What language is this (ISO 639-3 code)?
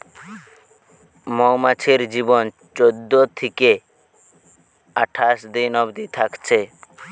ben